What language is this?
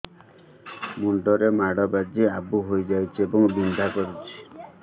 Odia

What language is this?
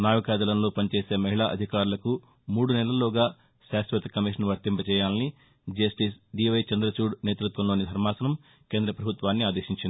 Telugu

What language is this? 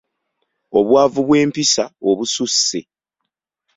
Ganda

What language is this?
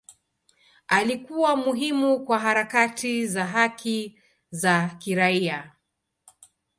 Swahili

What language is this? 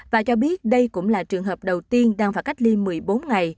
Vietnamese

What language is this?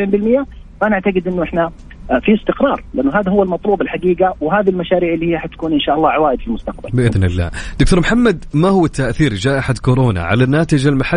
Arabic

